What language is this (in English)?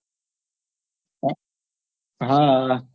Gujarati